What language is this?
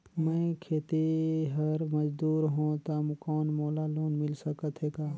Chhattisgarhi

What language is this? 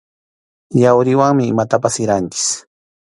Arequipa-La Unión Quechua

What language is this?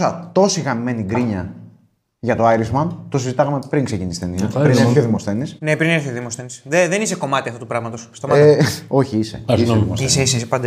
Greek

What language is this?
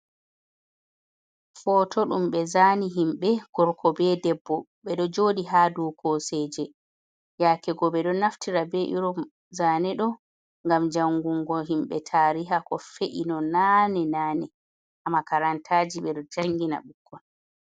Fula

